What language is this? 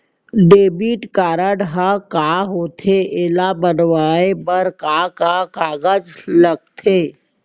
Chhattisgarhi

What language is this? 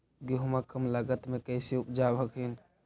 Magahi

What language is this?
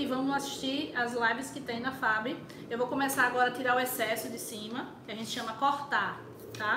Portuguese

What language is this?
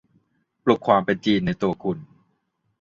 Thai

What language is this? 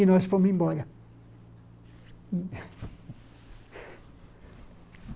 Portuguese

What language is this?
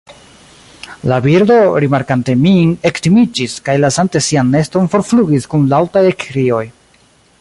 Esperanto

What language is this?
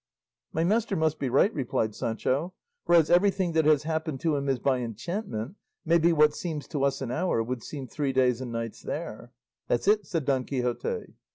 English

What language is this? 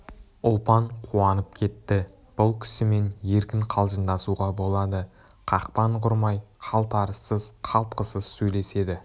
Kazakh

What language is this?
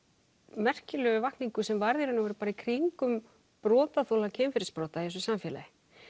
Icelandic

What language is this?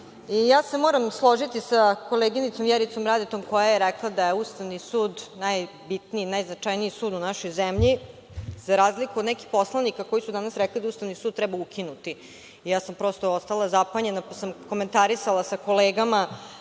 Serbian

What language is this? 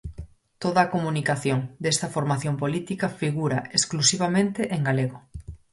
Galician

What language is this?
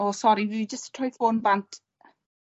Welsh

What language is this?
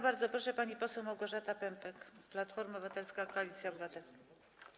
Polish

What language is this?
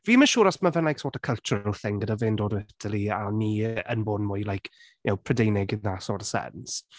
Welsh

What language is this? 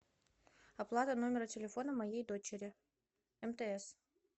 Russian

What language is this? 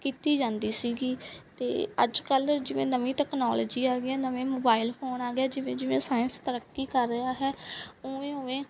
Punjabi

